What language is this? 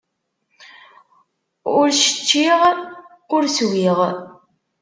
Kabyle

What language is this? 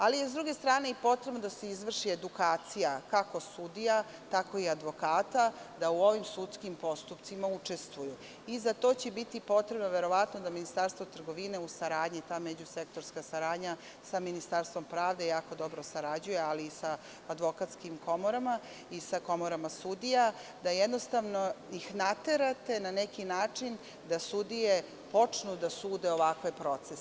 Serbian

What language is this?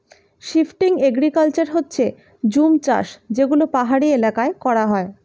Bangla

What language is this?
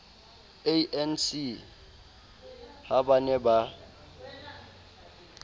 Southern Sotho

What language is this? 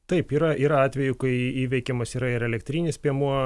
Lithuanian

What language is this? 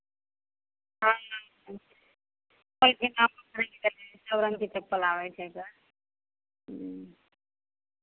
Maithili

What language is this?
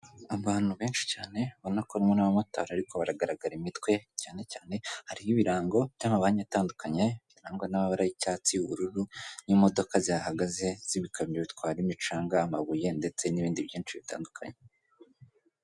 Kinyarwanda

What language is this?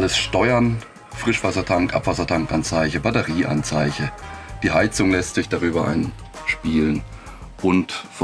German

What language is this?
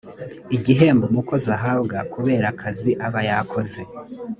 Kinyarwanda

